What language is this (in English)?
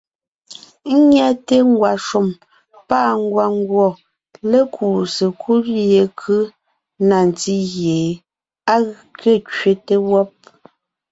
Ngiemboon